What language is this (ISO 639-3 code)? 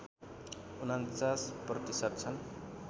nep